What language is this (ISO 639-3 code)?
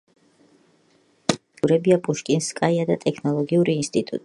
kat